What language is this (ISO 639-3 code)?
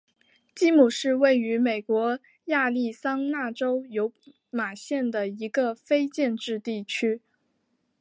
zho